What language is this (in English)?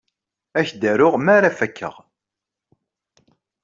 Kabyle